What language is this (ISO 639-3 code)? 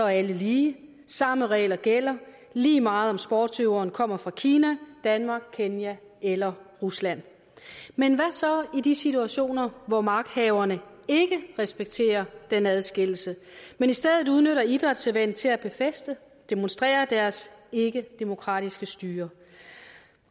dan